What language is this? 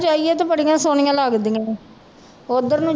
Punjabi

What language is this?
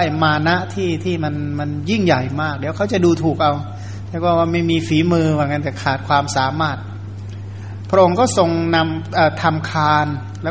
Thai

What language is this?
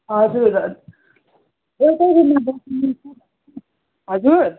Nepali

